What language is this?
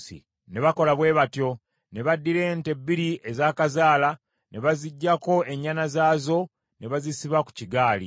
Ganda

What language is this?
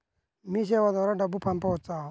Telugu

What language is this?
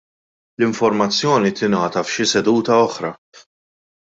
Maltese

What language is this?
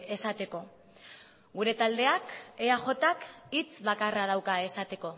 Basque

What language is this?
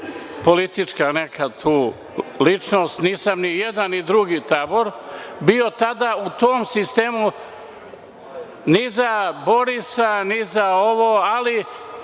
Serbian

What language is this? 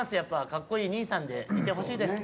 Japanese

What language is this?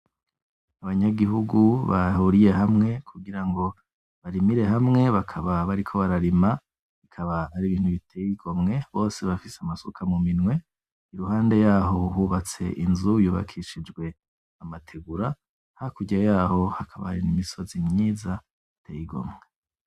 Rundi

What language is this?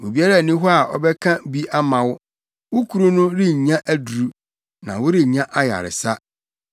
Akan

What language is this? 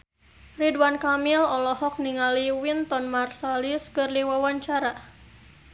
Sundanese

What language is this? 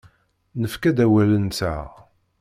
Kabyle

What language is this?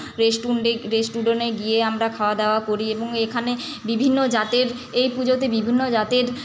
Bangla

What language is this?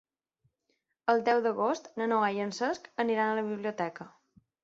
Catalan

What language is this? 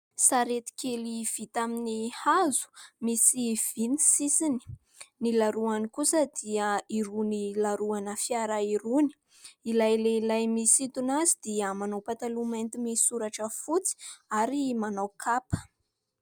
Malagasy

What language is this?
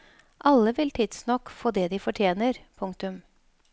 Norwegian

